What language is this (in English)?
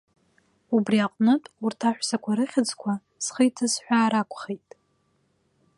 Abkhazian